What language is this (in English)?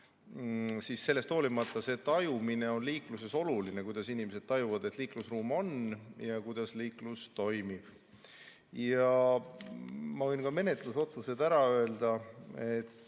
Estonian